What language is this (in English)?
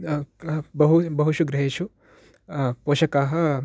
Sanskrit